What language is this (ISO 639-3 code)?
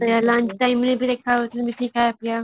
ori